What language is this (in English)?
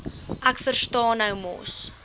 Afrikaans